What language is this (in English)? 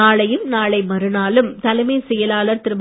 Tamil